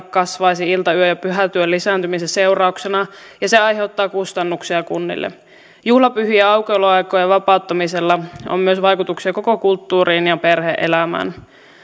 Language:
Finnish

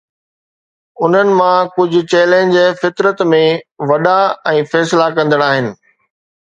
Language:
Sindhi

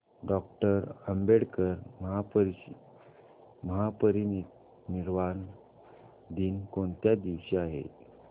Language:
Marathi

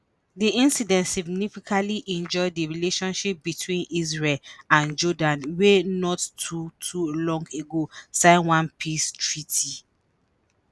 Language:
Nigerian Pidgin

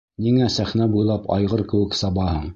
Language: Bashkir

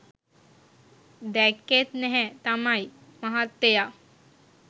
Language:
Sinhala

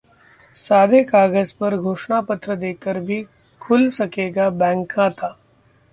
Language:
Hindi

